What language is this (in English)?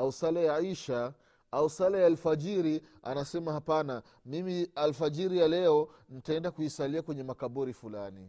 Swahili